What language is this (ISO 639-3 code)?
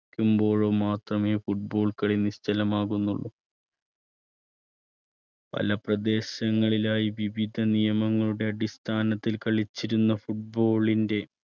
mal